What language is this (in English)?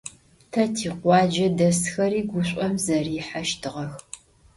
Adyghe